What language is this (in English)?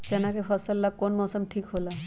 Magahi